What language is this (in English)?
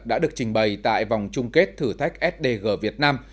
Vietnamese